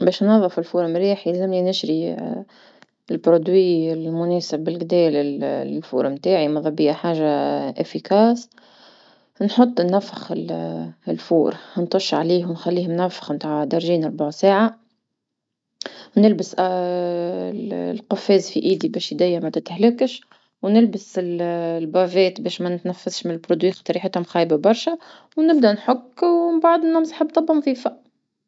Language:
Tunisian Arabic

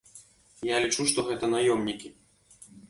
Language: Belarusian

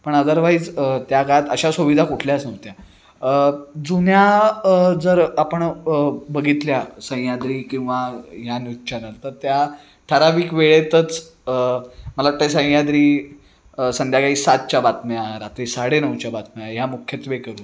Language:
Marathi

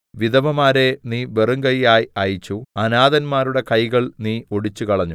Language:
Malayalam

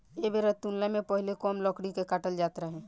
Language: Bhojpuri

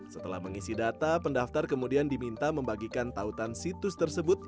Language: Indonesian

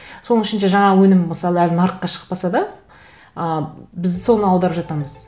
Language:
Kazakh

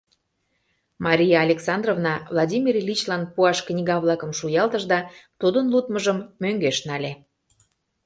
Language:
Mari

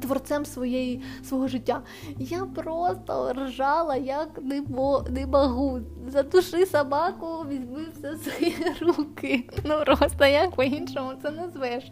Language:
Ukrainian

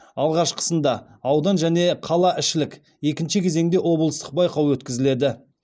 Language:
Kazakh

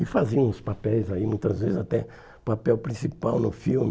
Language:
Portuguese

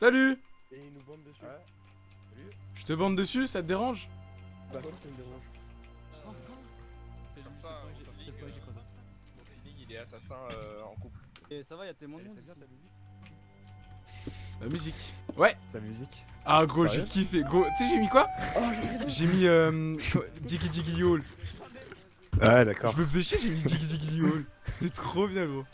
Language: French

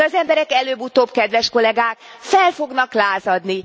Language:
Hungarian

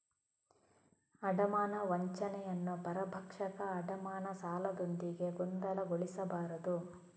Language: Kannada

